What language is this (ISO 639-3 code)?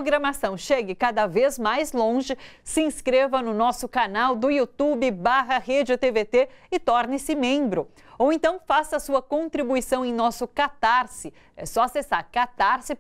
por